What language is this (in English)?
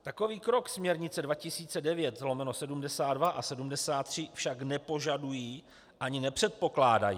Czech